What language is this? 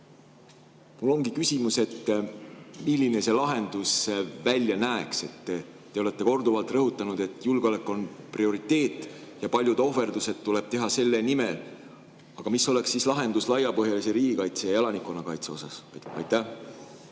Estonian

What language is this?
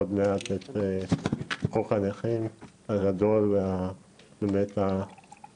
Hebrew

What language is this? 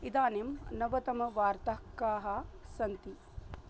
Sanskrit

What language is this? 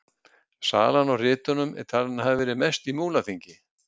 Icelandic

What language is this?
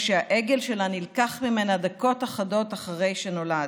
Hebrew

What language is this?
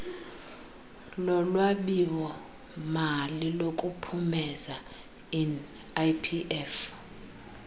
Xhosa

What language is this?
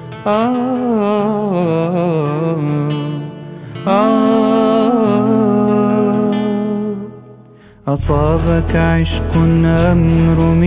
Arabic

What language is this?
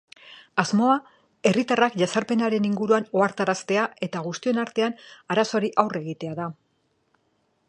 Basque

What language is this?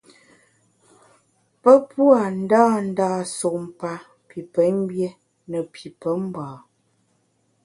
Bamun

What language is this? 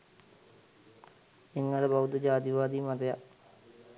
Sinhala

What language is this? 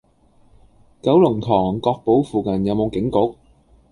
Cantonese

